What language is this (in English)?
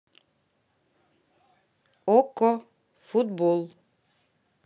Russian